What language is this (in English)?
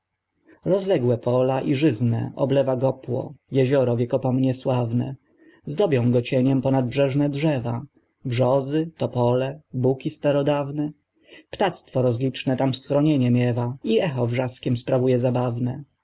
Polish